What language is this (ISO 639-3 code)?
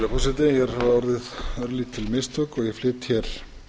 isl